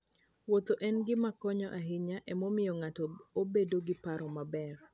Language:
Luo (Kenya and Tanzania)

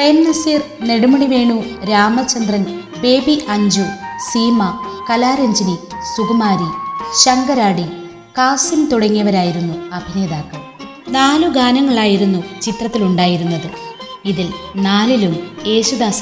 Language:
Malayalam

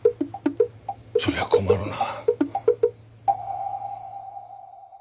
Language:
Japanese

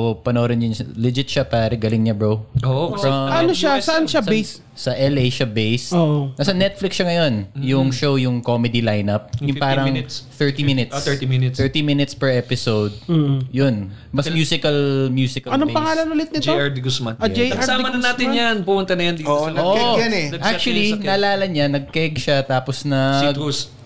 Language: Filipino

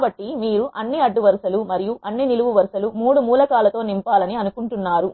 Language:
Telugu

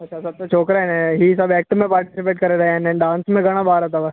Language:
Sindhi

